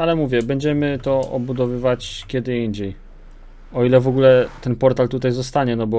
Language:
Polish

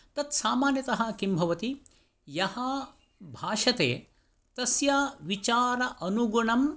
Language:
Sanskrit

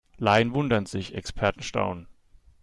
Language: German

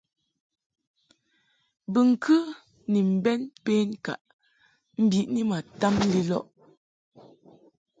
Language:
Mungaka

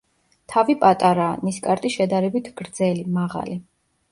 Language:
Georgian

